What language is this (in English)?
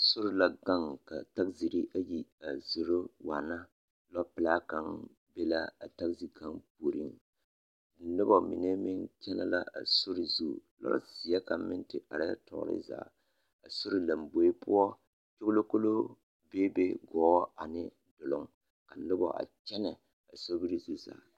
Southern Dagaare